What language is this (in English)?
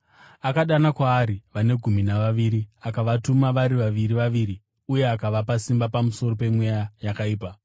Shona